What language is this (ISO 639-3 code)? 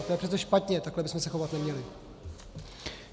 ces